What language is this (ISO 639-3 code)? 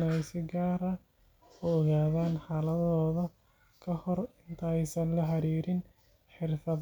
som